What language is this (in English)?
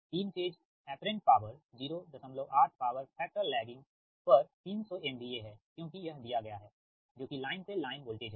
Hindi